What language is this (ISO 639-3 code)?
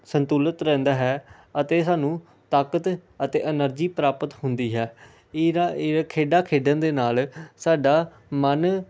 pan